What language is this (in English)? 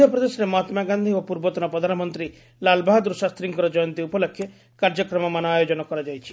Odia